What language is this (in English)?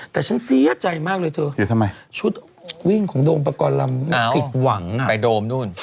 Thai